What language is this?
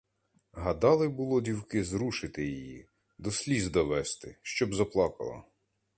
Ukrainian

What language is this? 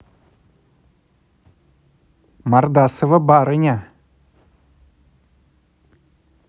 Russian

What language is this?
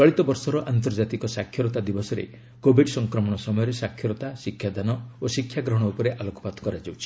Odia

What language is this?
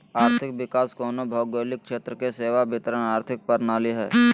Magahi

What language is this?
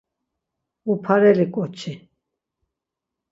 Laz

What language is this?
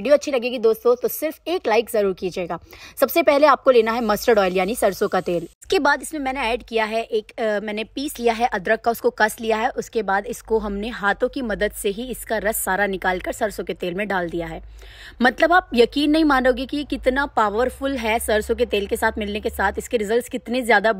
Hindi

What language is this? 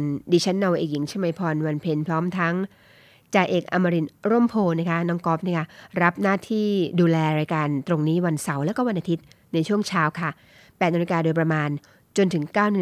Thai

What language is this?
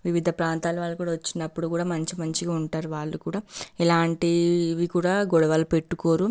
Telugu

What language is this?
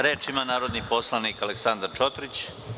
Serbian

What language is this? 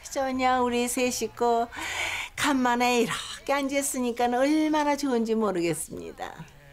Korean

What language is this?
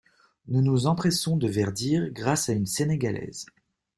French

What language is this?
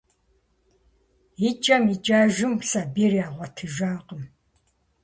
Kabardian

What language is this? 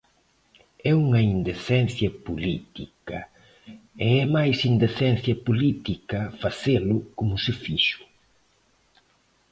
Galician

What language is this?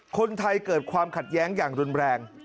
Thai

